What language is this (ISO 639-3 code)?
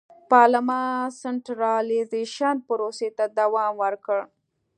pus